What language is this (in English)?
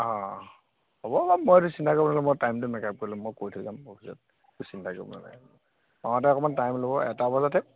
Assamese